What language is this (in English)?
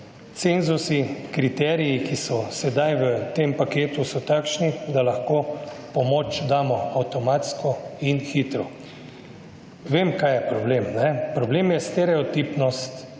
Slovenian